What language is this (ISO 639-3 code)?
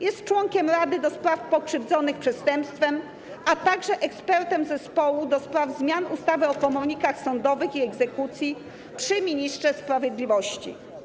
pol